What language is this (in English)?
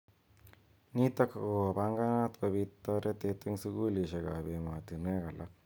Kalenjin